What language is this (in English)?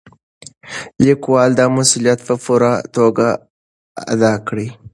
Pashto